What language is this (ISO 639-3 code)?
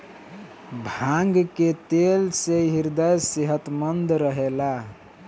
bho